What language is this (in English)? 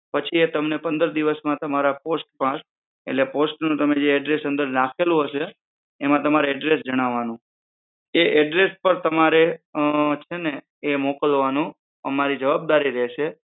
Gujarati